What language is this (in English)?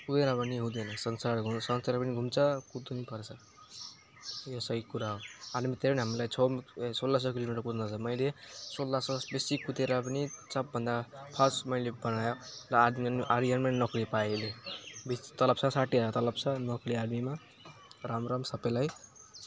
Nepali